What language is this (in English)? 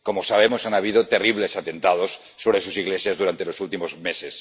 Spanish